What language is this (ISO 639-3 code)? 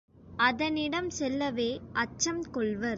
tam